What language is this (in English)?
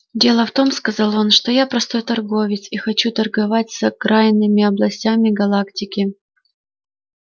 Russian